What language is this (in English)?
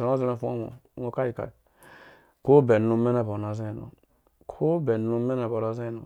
Dũya